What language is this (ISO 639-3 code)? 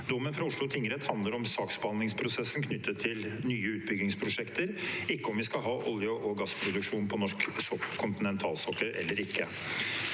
nor